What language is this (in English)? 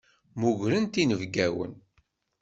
Kabyle